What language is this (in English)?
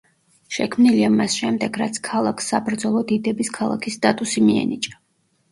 Georgian